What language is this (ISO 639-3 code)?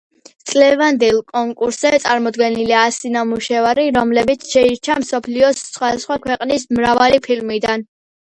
kat